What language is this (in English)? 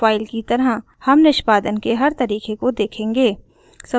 Hindi